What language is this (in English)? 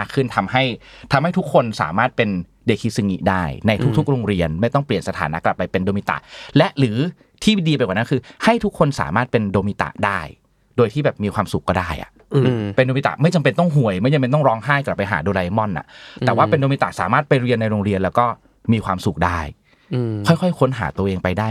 Thai